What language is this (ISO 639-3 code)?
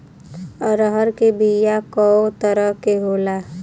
bho